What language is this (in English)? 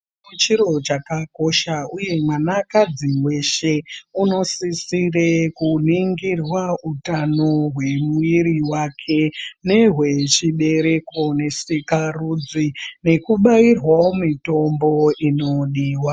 Ndau